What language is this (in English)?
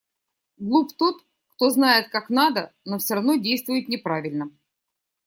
Russian